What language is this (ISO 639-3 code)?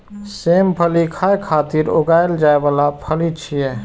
mai